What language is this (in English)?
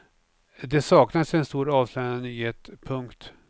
Swedish